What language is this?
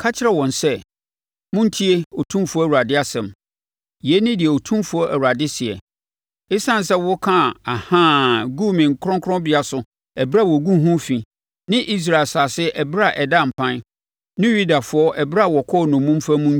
Akan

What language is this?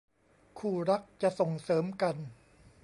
Thai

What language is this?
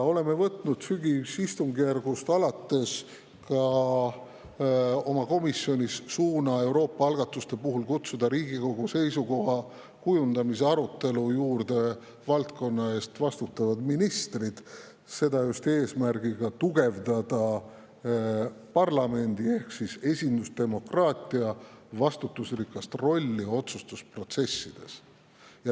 Estonian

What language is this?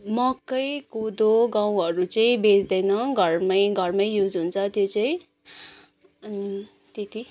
Nepali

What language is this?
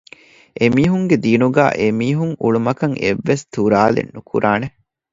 Divehi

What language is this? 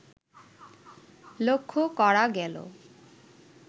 Bangla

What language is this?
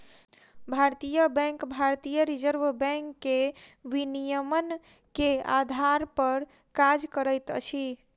Maithili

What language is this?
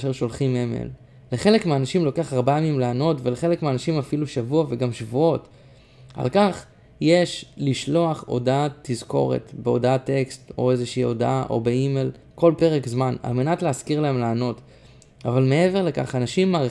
Hebrew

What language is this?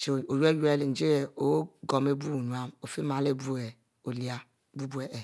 Mbe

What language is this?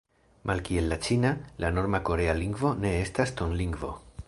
Esperanto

